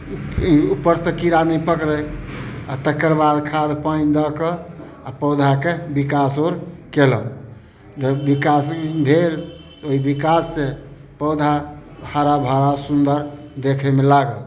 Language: Maithili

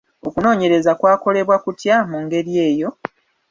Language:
Ganda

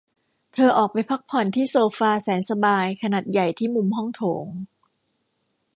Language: Thai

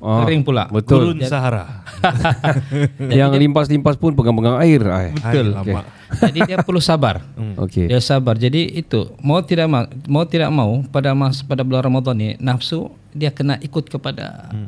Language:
Malay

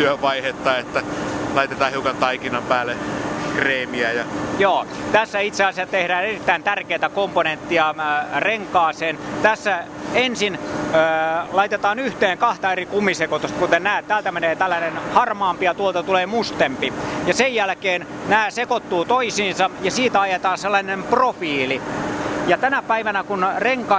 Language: Finnish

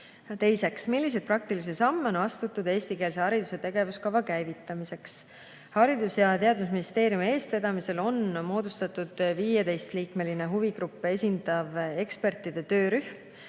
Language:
Estonian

